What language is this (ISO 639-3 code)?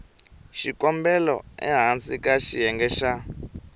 tso